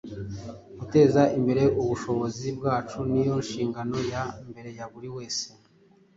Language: Kinyarwanda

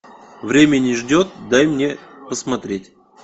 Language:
Russian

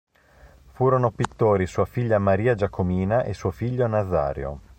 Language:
Italian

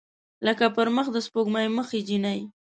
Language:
Pashto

